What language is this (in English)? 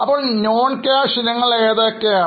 Malayalam